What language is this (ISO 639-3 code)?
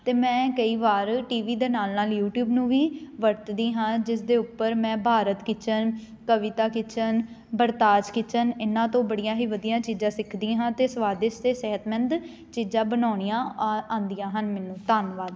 pan